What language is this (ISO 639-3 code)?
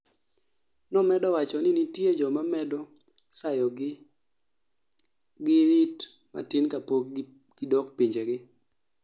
luo